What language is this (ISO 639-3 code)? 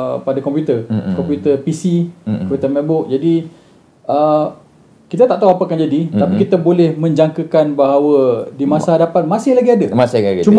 msa